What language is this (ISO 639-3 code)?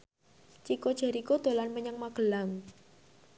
jav